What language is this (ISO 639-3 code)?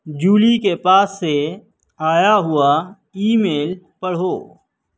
urd